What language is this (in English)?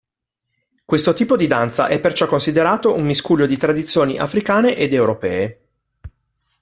Italian